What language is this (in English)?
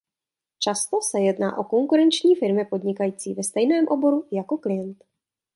Czech